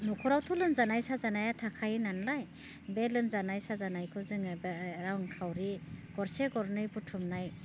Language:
Bodo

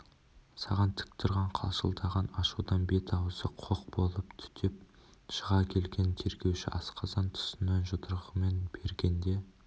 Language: Kazakh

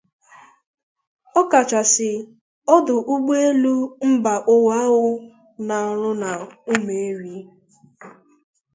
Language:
Igbo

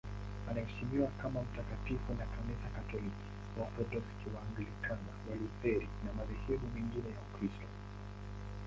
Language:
Swahili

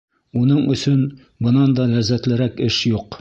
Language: Bashkir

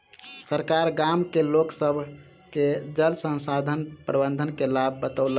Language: Maithili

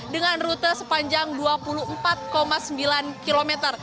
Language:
Indonesian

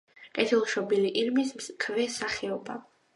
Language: Georgian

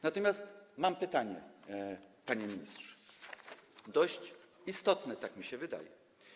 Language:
Polish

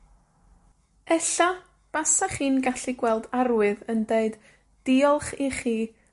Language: Welsh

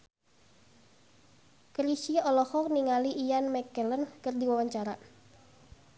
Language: Sundanese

